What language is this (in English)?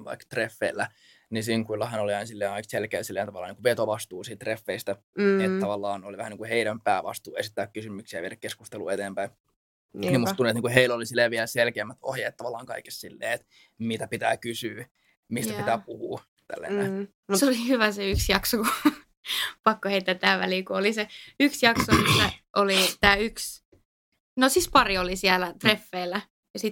Finnish